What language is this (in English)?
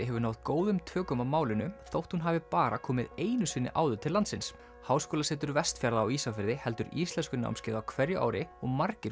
Icelandic